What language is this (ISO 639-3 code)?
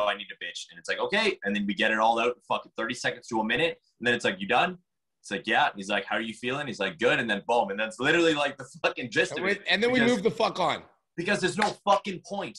eng